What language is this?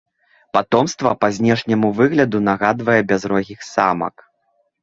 Belarusian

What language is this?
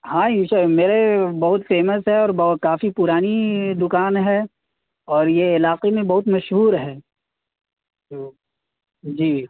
Urdu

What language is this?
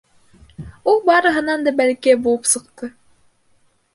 Bashkir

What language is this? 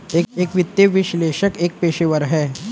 Hindi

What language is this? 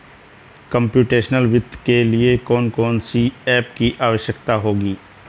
Hindi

